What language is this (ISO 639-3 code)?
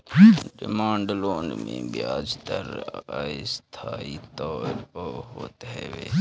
bho